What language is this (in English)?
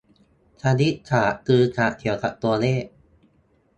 Thai